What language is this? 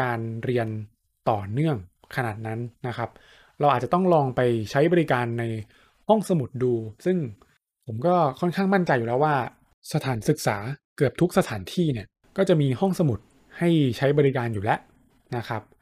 Thai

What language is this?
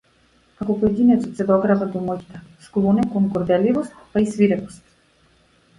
Macedonian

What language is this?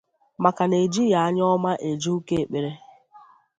Igbo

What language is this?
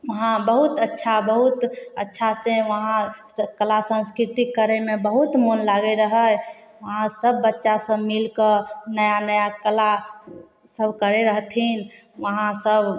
Maithili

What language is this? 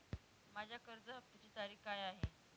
Marathi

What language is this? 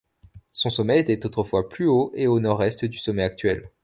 French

